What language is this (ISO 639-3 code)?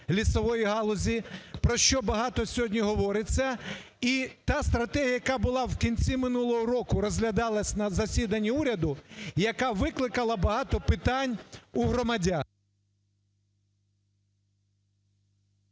ukr